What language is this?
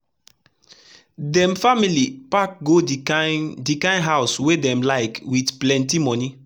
Nigerian Pidgin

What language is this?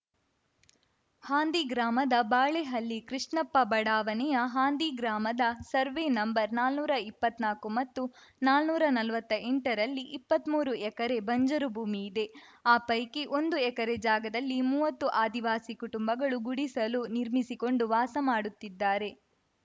Kannada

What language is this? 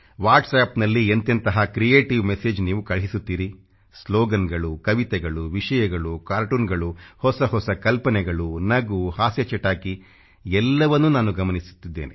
Kannada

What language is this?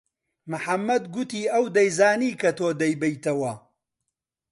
Central Kurdish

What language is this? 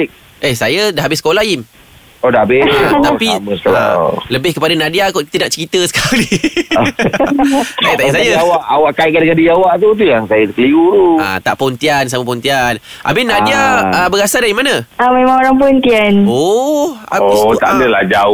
Malay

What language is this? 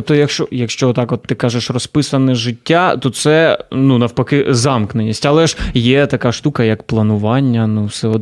Ukrainian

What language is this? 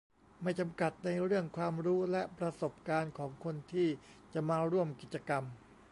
Thai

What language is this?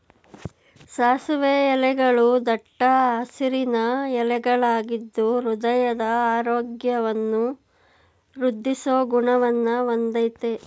Kannada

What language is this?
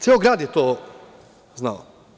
Serbian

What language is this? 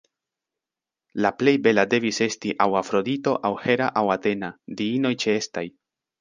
Esperanto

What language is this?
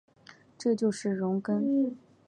Chinese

